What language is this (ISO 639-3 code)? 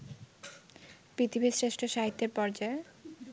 ben